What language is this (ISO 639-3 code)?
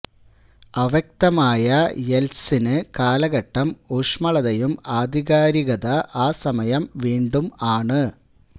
mal